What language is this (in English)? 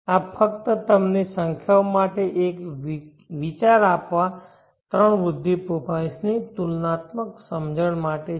Gujarati